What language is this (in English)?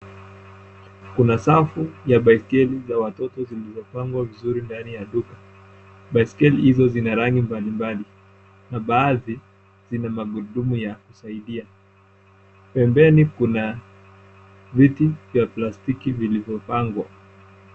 Swahili